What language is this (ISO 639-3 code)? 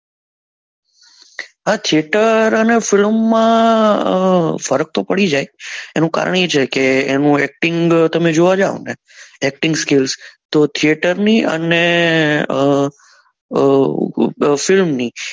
guj